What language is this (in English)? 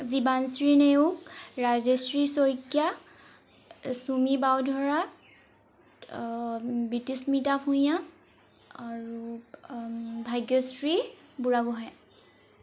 Assamese